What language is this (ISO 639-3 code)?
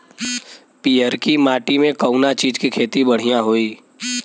bho